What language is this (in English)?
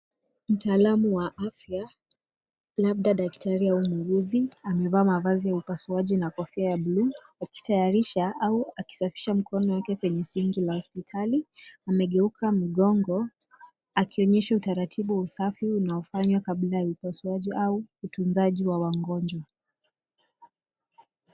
Swahili